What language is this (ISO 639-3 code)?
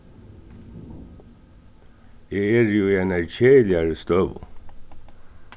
fao